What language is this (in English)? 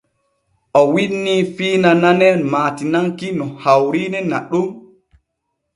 Borgu Fulfulde